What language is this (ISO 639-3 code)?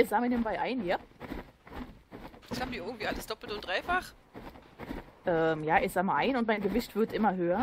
deu